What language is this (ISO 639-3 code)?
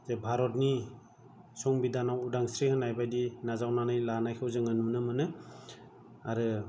brx